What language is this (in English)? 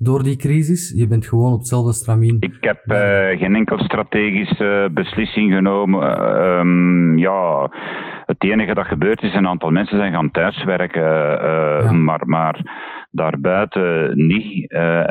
Dutch